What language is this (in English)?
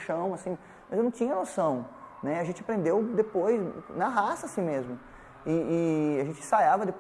Portuguese